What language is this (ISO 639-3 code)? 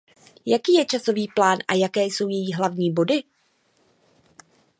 ces